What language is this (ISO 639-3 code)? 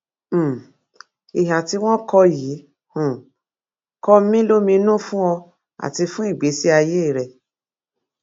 yor